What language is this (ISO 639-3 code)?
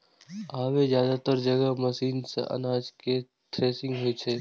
mai